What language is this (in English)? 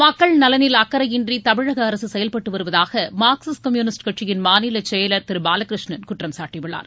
Tamil